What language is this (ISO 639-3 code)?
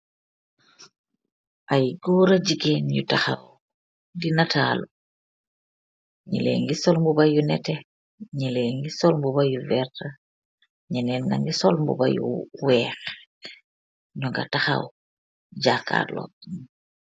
wol